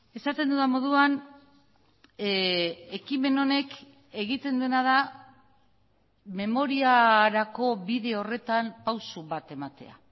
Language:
Basque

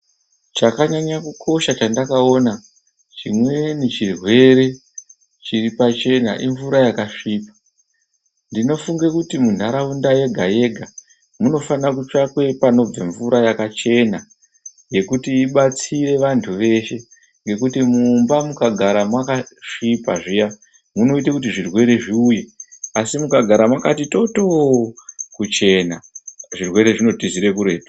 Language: Ndau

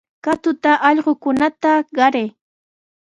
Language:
Sihuas Ancash Quechua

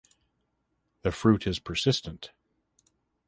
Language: English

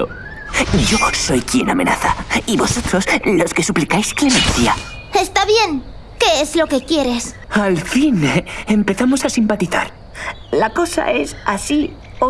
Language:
Spanish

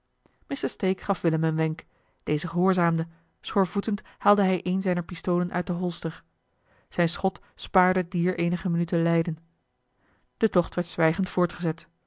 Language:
Dutch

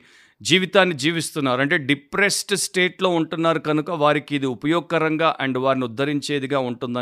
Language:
Telugu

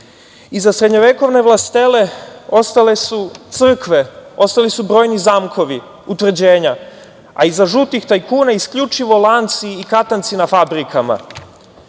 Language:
Serbian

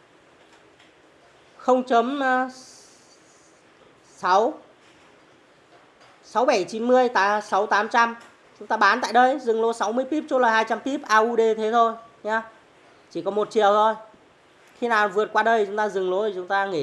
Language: Vietnamese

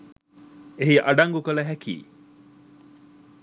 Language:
Sinhala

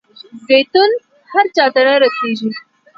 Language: Pashto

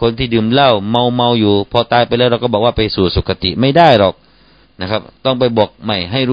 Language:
Thai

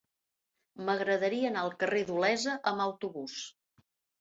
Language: Catalan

